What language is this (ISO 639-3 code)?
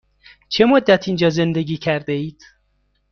fas